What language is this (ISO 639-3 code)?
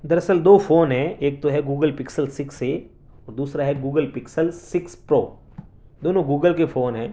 urd